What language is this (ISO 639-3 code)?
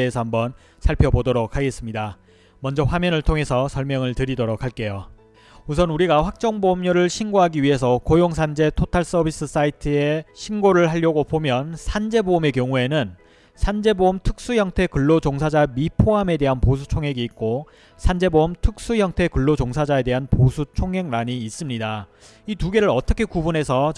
kor